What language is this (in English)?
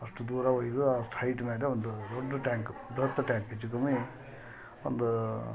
Kannada